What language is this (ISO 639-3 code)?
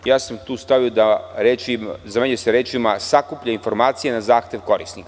srp